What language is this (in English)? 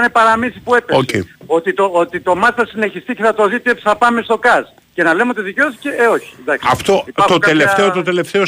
Greek